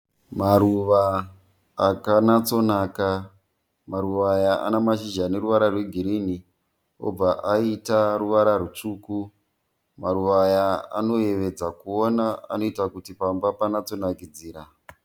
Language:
Shona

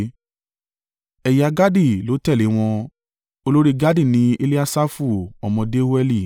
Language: Yoruba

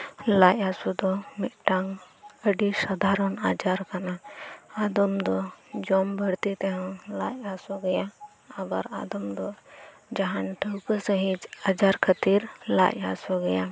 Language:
Santali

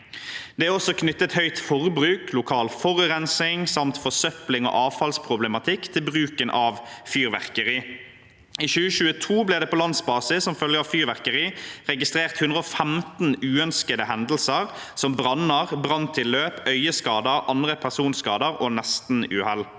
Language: Norwegian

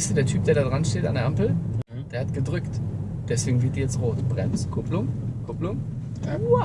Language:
German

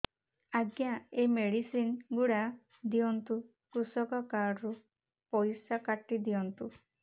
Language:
Odia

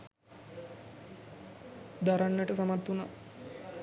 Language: Sinhala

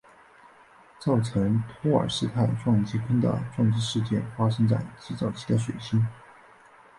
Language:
Chinese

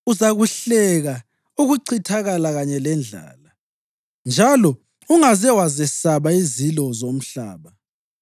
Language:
North Ndebele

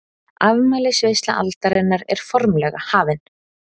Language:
Icelandic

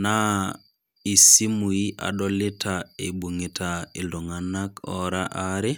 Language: Masai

